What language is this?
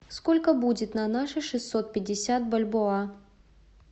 Russian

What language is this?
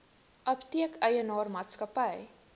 Afrikaans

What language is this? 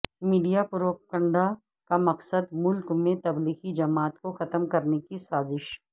Urdu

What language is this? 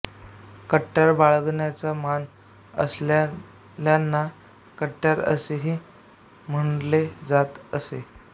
Marathi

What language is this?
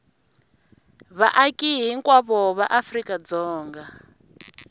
Tsonga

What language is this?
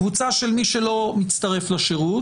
Hebrew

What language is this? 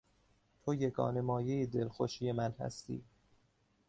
Persian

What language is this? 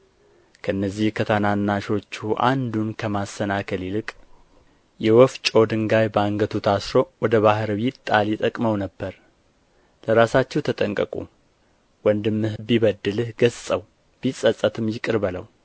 Amharic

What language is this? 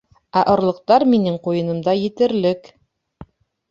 Bashkir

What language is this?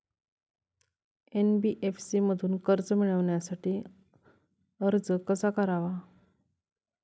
Marathi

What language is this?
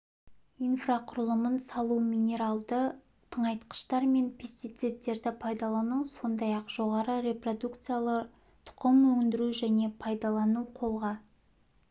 Kazakh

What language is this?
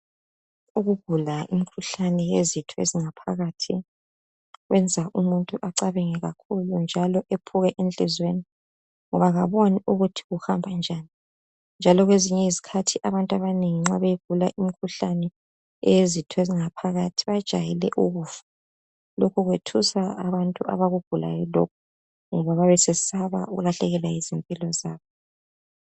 North Ndebele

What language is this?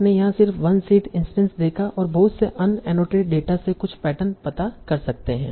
Hindi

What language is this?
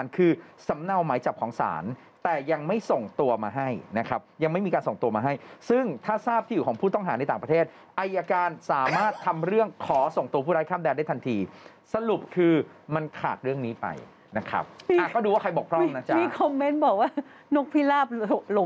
Thai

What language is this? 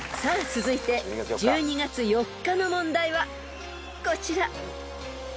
Japanese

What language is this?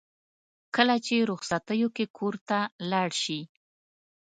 Pashto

